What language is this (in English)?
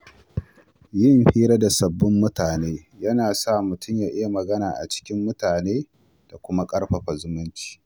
Hausa